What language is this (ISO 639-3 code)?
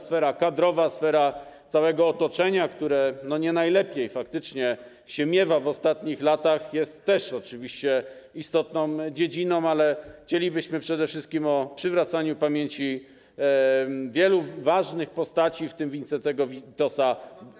pol